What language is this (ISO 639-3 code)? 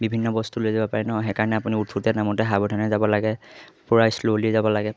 asm